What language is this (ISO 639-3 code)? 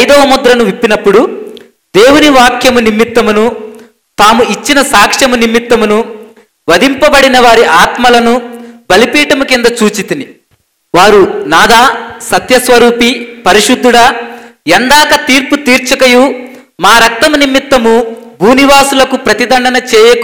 tel